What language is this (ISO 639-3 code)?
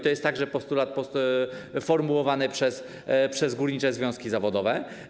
pol